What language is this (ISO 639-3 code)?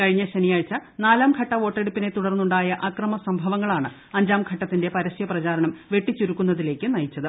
mal